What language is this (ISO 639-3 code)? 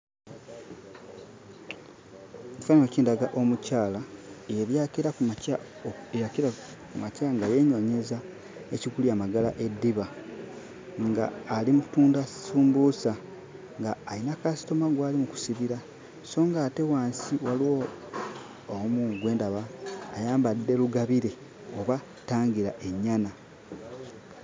lug